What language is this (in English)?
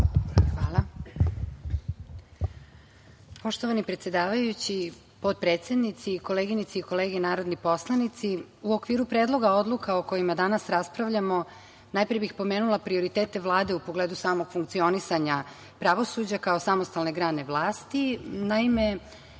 Serbian